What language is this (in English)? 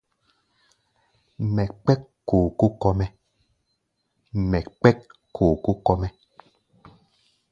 Gbaya